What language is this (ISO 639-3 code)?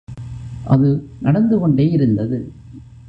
tam